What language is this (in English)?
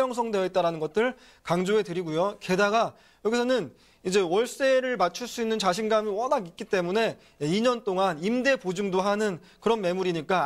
Korean